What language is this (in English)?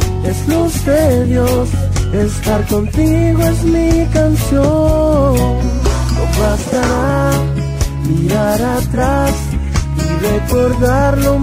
Portuguese